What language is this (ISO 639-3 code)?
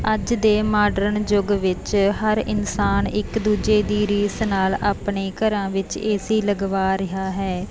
pan